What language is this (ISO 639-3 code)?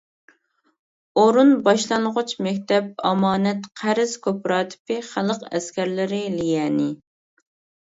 uig